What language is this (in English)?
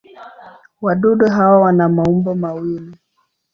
Swahili